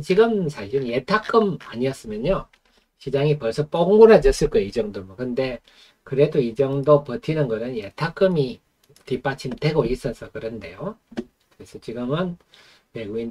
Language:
Korean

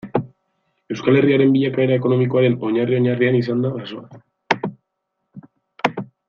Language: Basque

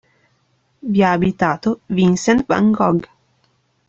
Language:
Italian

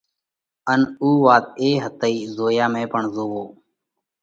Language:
Parkari Koli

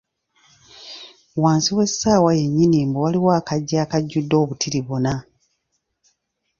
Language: Ganda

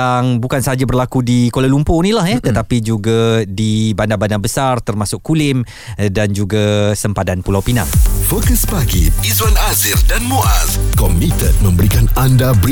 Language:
Malay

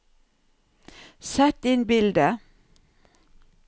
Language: Norwegian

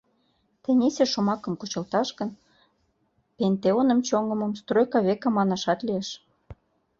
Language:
Mari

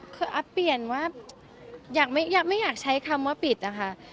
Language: Thai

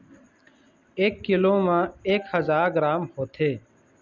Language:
Chhattisgarhi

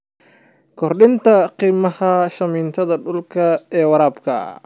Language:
Somali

